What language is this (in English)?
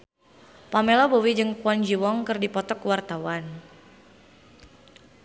Sundanese